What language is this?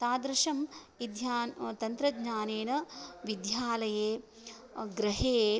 Sanskrit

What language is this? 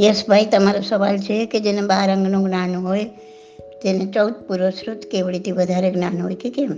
Gujarati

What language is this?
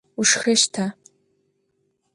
Adyghe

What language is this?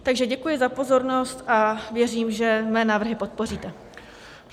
Czech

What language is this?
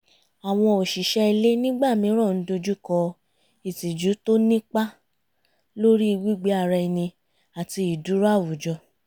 Yoruba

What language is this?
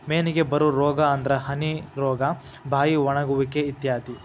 Kannada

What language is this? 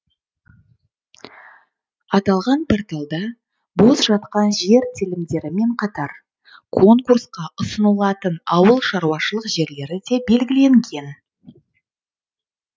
Kazakh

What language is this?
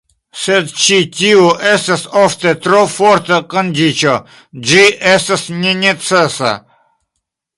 Esperanto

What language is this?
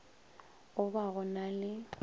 Northern Sotho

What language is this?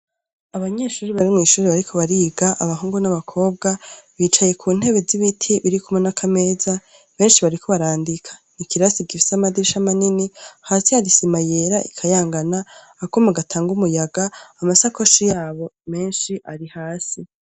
Rundi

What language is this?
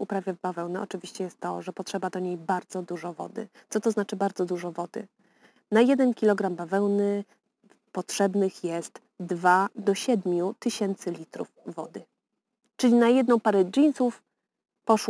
Polish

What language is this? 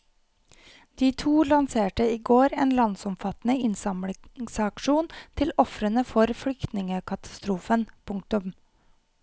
Norwegian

